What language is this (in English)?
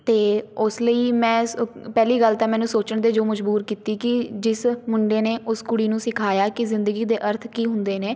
Punjabi